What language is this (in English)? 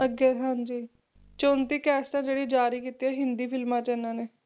Punjabi